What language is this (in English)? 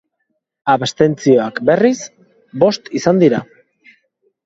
Basque